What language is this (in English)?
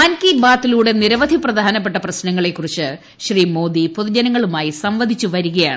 Malayalam